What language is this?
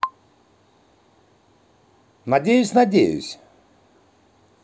Russian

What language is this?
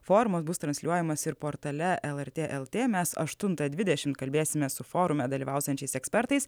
Lithuanian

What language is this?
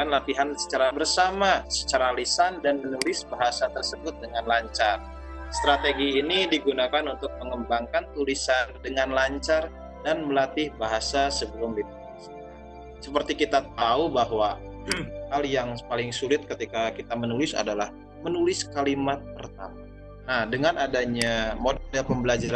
Indonesian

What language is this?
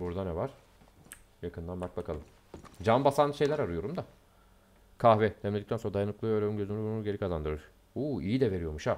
Turkish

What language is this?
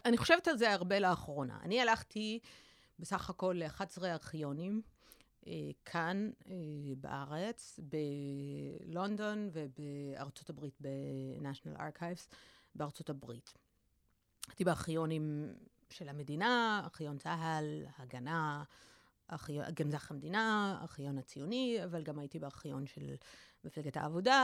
Hebrew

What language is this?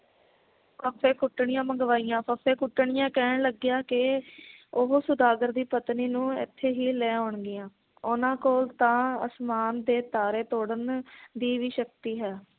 Punjabi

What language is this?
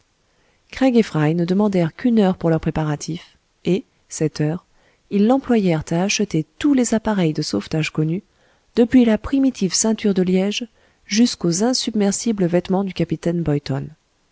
French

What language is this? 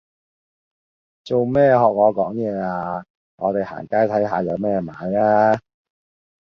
Cantonese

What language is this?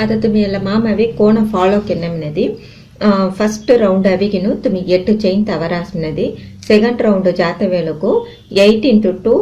Romanian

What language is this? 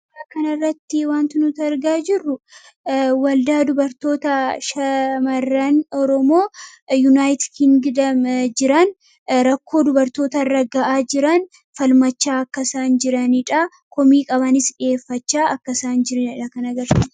Oromo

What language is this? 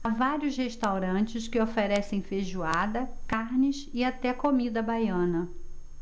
Portuguese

